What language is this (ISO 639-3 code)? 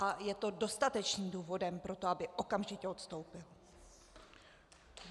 ces